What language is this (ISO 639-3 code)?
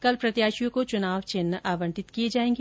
hin